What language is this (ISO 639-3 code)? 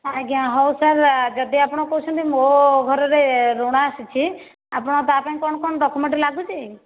ori